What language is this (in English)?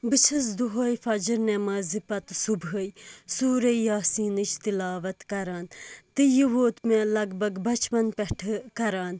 Kashmiri